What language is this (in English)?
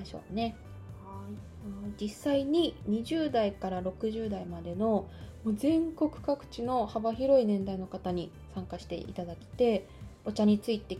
Japanese